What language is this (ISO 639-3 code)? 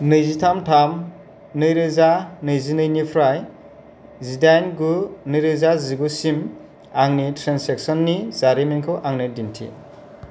brx